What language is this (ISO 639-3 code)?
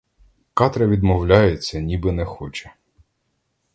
ukr